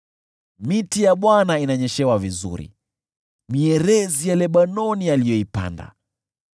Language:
Swahili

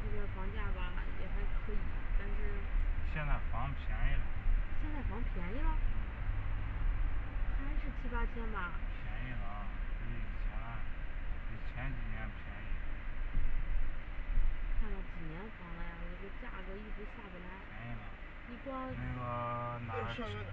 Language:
Chinese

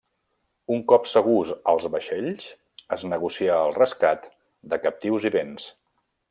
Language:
Catalan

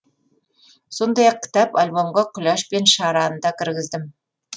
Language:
Kazakh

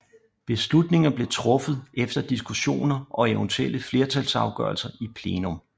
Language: Danish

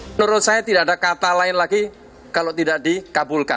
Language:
Indonesian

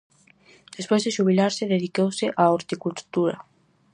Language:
Galician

